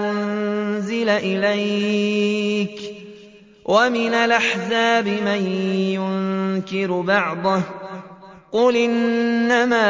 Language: Arabic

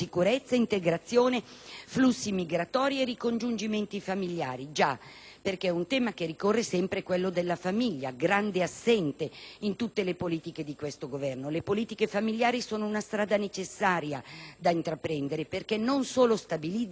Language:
Italian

